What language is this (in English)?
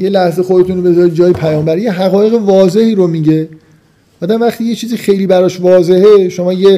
Persian